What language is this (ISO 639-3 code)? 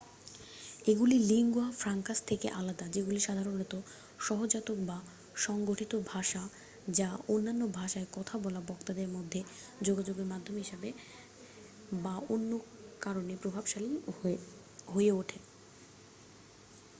ben